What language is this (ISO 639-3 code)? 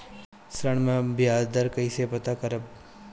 bho